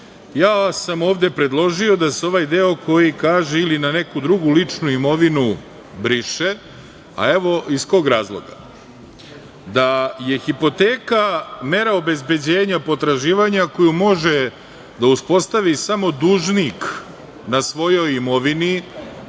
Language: Serbian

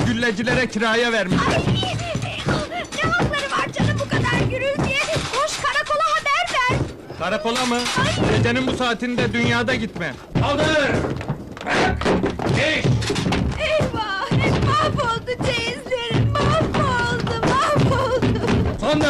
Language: Turkish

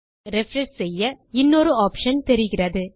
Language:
Tamil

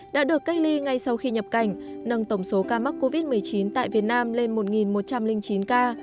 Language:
Vietnamese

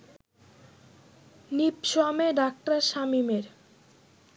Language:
Bangla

